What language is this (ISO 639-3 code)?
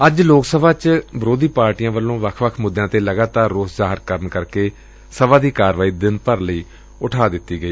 pan